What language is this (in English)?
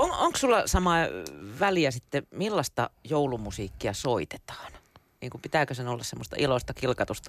Finnish